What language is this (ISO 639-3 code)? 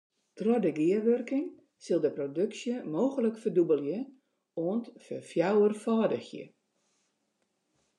fry